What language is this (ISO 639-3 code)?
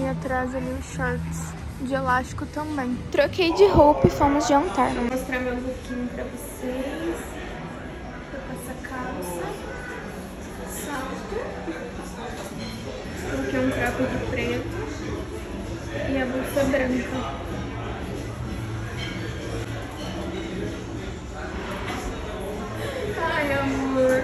por